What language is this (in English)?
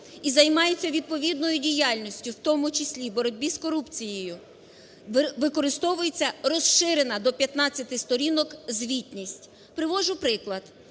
Ukrainian